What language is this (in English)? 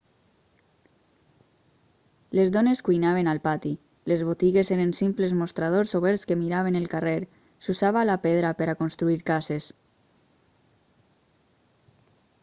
Catalan